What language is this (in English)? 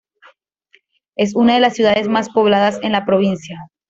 Spanish